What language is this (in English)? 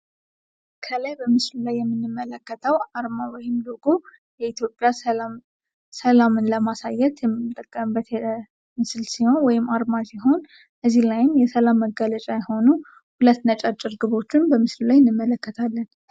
Amharic